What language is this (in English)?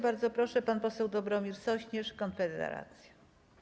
Polish